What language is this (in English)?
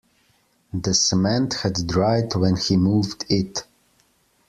English